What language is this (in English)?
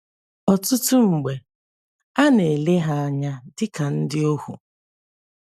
Igbo